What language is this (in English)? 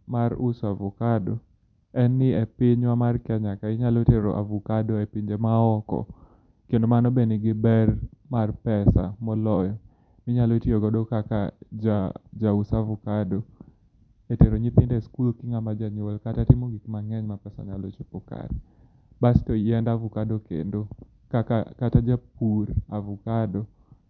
Luo (Kenya and Tanzania)